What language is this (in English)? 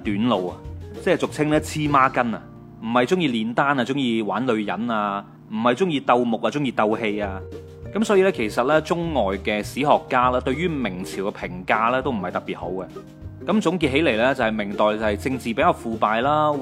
Chinese